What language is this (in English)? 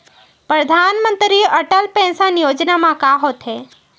Chhattisgarhi